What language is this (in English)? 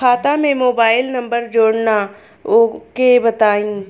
Bhojpuri